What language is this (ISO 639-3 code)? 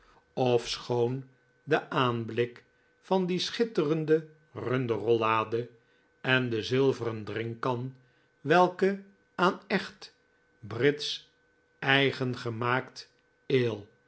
nld